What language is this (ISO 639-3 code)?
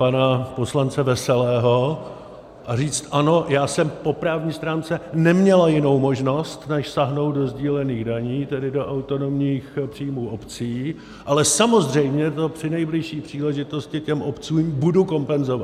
ces